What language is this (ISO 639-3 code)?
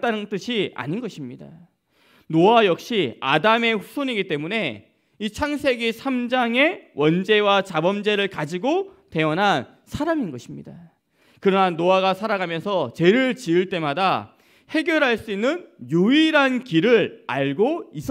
kor